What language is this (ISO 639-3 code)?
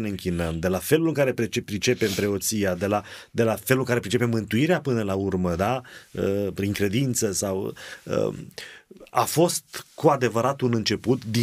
ron